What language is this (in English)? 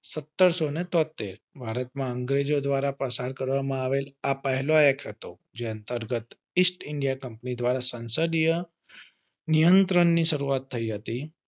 Gujarati